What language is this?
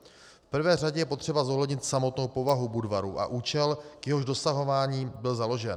Czech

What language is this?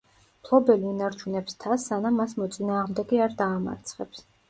Georgian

